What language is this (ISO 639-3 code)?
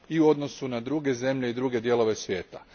hrv